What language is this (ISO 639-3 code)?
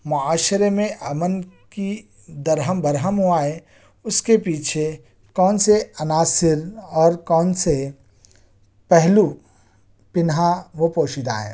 urd